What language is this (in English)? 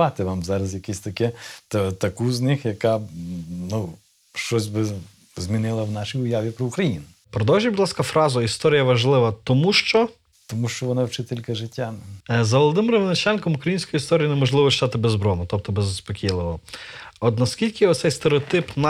Ukrainian